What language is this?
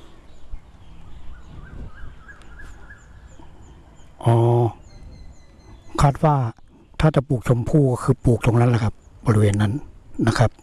Thai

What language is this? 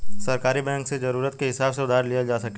Bhojpuri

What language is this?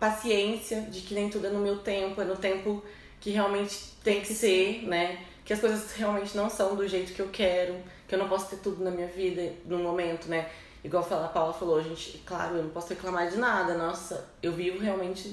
Portuguese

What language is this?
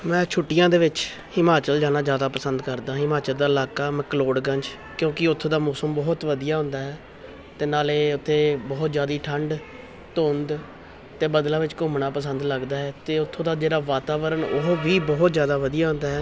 Punjabi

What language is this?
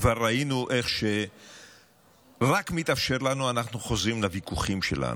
Hebrew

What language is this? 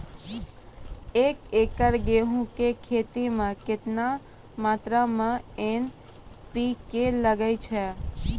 Maithili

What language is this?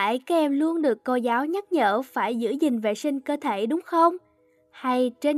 Vietnamese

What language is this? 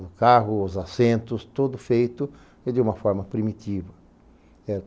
Portuguese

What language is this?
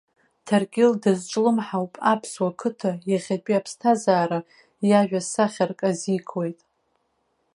Abkhazian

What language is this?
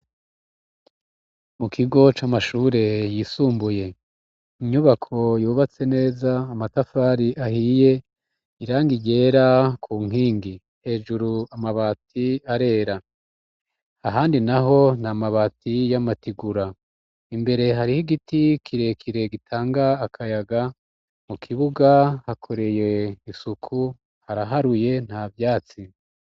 Rundi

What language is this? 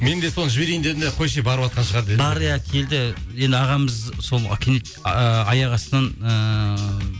Kazakh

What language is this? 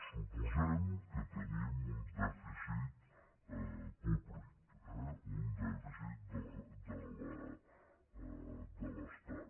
Catalan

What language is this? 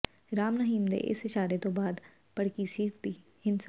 Punjabi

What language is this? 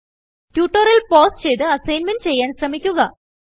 Malayalam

